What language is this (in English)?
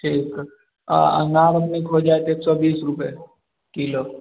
Maithili